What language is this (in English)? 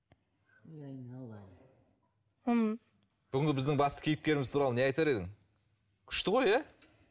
Kazakh